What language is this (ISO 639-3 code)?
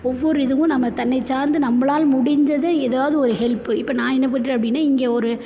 tam